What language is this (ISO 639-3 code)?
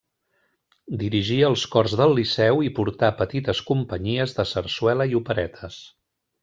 cat